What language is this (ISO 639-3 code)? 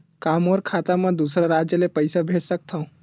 hne